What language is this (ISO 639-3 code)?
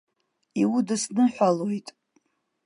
abk